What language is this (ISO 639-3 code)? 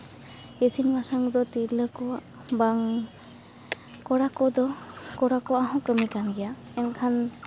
sat